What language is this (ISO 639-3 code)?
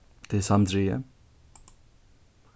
fao